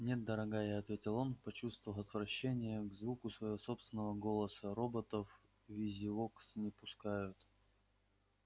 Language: Russian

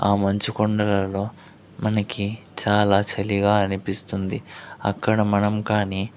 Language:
Telugu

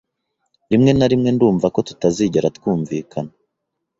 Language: Kinyarwanda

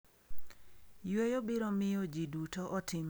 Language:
Luo (Kenya and Tanzania)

